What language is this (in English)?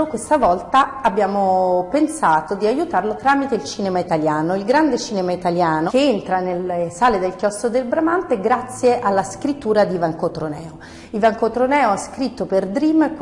Italian